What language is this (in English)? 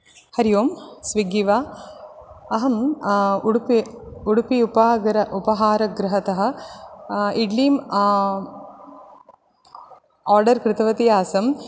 Sanskrit